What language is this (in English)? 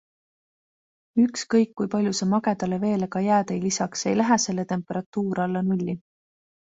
Estonian